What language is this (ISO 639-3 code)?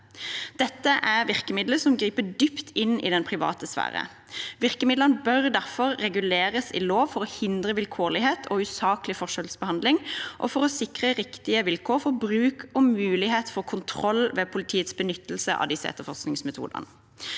nor